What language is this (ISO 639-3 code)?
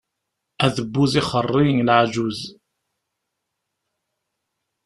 kab